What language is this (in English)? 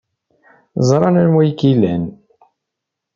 Kabyle